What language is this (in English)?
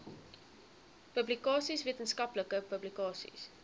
Afrikaans